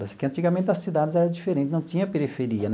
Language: Portuguese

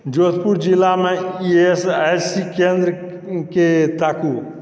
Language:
Maithili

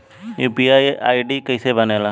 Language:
Bhojpuri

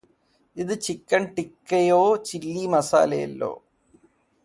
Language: Malayalam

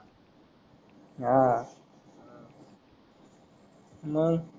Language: Marathi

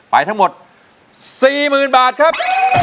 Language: Thai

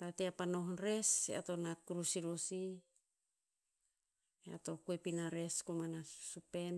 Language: Tinputz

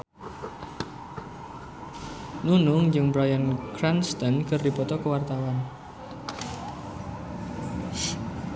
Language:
Sundanese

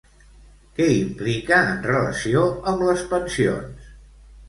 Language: Catalan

